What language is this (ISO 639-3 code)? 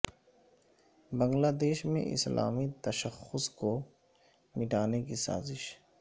urd